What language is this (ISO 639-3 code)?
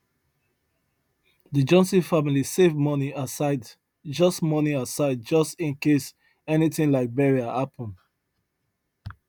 pcm